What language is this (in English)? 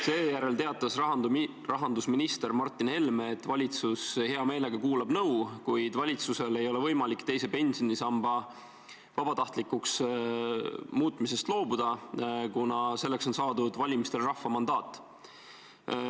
Estonian